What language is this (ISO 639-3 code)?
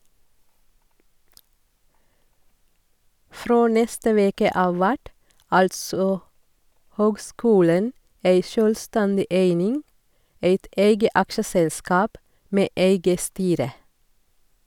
nor